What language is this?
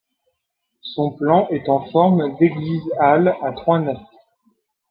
French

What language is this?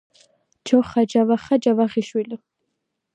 Georgian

